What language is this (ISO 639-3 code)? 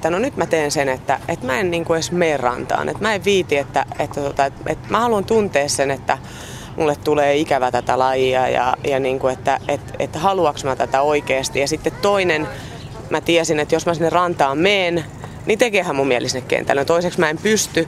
fin